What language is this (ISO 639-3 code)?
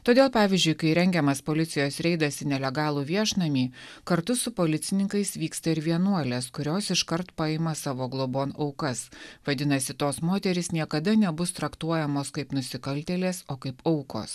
lit